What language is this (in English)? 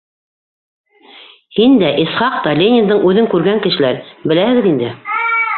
Bashkir